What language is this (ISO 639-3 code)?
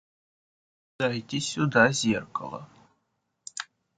rus